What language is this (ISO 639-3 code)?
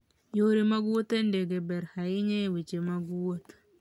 luo